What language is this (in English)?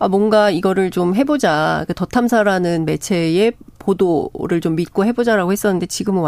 Korean